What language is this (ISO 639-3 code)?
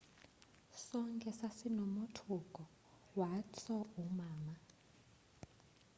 xho